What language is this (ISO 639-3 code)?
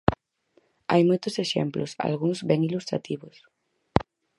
glg